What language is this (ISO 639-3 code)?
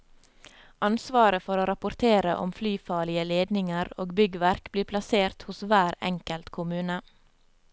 nor